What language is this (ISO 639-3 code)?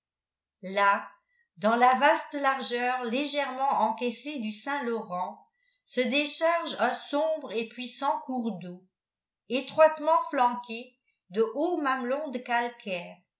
fra